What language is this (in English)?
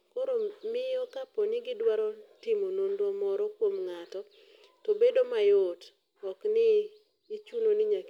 Luo (Kenya and Tanzania)